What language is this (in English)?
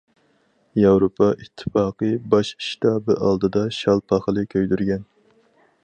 Uyghur